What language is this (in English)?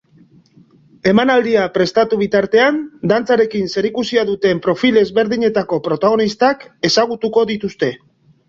Basque